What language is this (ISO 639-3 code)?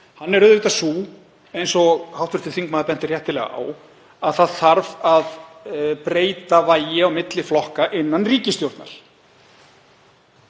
isl